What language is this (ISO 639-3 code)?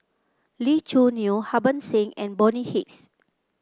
eng